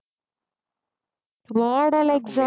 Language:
Tamil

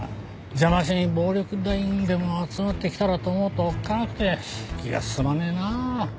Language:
Japanese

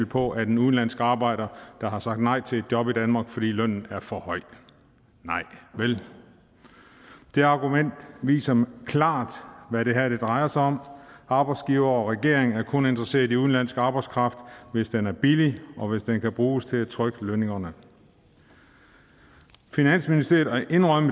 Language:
Danish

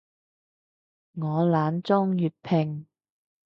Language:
Cantonese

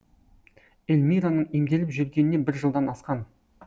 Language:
Kazakh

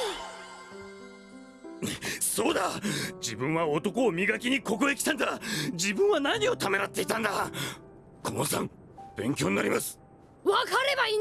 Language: Japanese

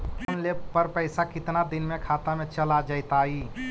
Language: Magahi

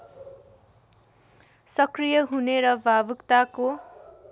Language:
Nepali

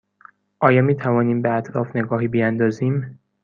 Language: Persian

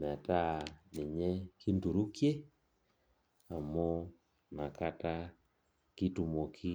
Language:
Masai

